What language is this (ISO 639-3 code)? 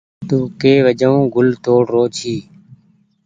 gig